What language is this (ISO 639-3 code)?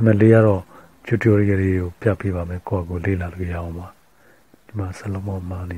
kor